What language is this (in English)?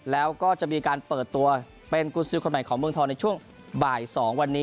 Thai